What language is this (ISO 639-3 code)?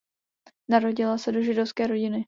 ces